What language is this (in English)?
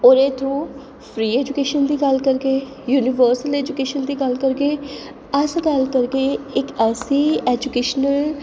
Dogri